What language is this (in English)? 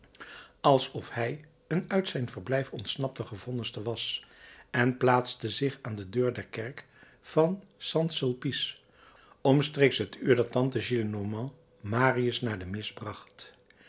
Dutch